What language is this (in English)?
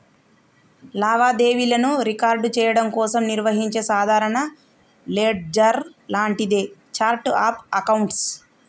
Telugu